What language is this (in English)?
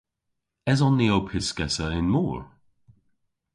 Cornish